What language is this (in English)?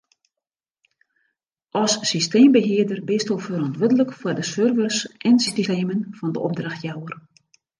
Western Frisian